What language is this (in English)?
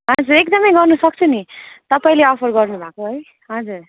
Nepali